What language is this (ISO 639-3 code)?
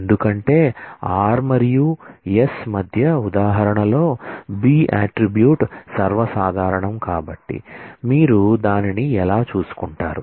tel